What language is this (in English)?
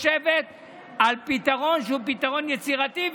Hebrew